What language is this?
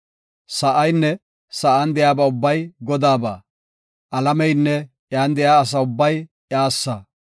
Gofa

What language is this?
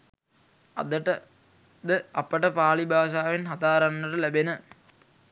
Sinhala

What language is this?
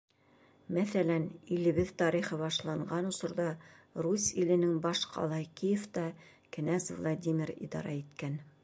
Bashkir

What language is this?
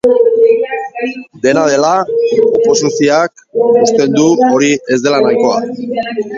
Basque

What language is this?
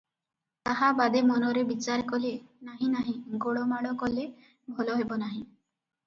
Odia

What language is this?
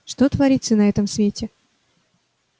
Russian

